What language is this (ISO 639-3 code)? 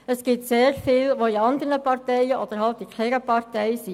gsw